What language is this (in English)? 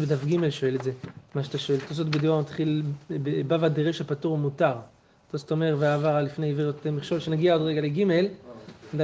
Hebrew